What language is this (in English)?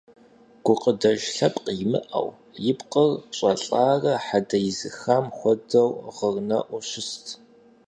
Kabardian